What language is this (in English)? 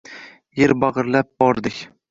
Uzbek